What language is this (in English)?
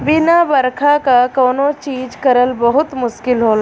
Bhojpuri